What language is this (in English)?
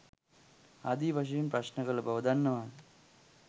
Sinhala